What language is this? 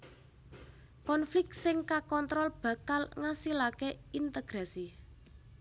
Javanese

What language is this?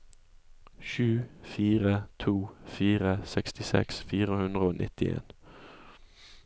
Norwegian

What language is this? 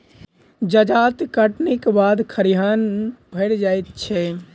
Maithili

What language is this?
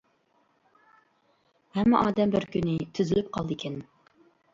Uyghur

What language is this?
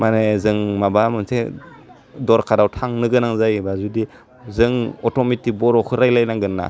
Bodo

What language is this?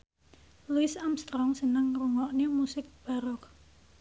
Javanese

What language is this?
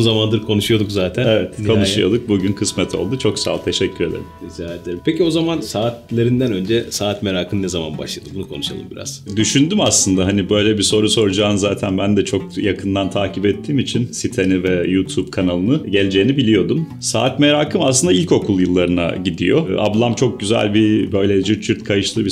Turkish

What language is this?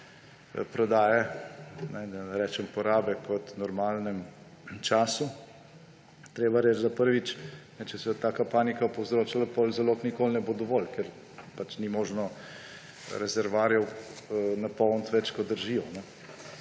Slovenian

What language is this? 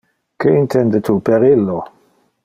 Interlingua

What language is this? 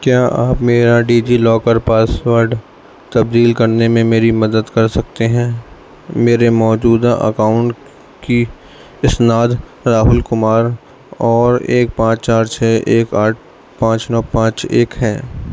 Urdu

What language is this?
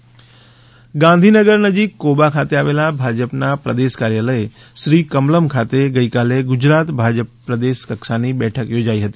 Gujarati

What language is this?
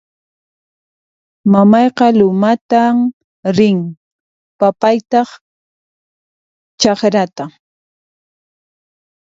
Puno Quechua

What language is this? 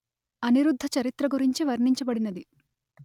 Telugu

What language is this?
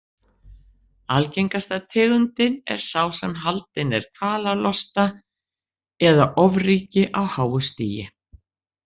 Icelandic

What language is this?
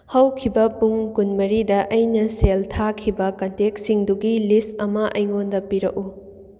Manipuri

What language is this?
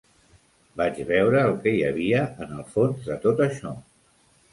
Catalan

